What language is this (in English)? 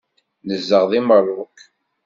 Kabyle